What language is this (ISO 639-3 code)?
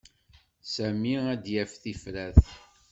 kab